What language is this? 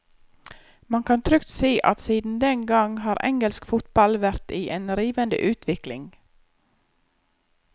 Norwegian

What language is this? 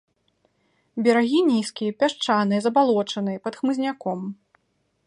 Belarusian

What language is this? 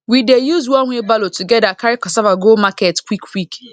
Nigerian Pidgin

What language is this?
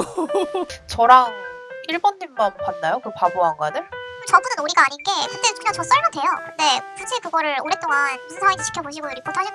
Korean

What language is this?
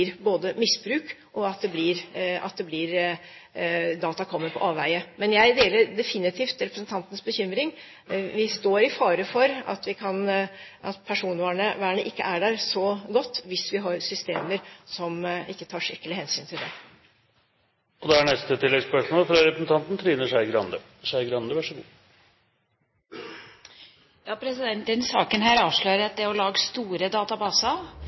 Norwegian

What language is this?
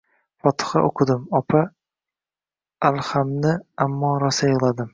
Uzbek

